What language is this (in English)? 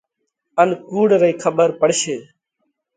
Parkari Koli